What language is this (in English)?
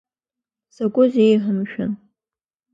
Abkhazian